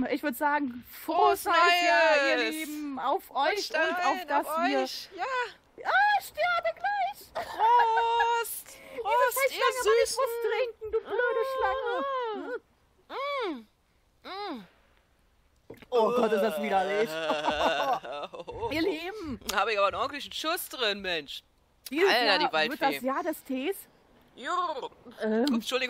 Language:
German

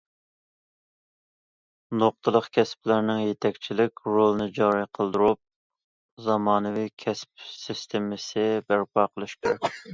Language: Uyghur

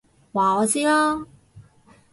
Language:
Cantonese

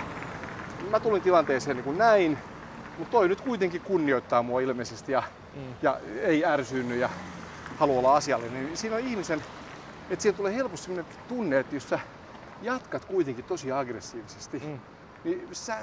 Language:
Finnish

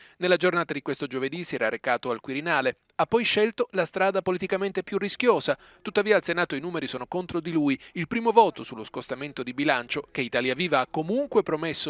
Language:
Italian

